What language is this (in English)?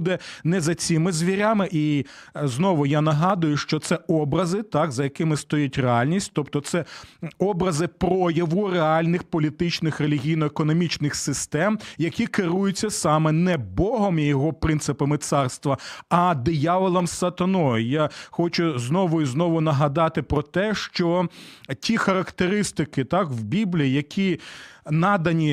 Ukrainian